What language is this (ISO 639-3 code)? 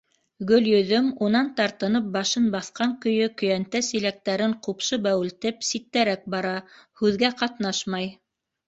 bak